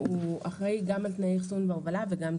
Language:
Hebrew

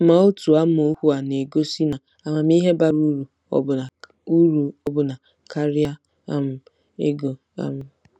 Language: Igbo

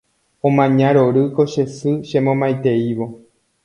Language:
Guarani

